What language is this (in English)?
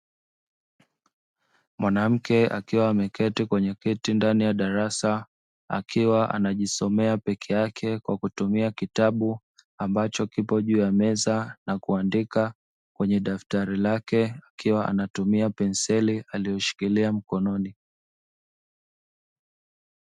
Swahili